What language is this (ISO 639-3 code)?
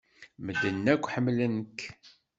kab